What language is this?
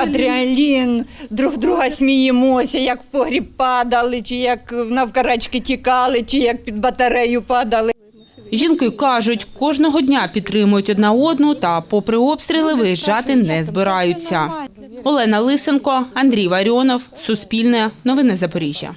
Ukrainian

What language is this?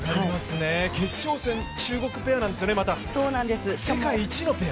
Japanese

